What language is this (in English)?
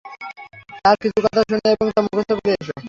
Bangla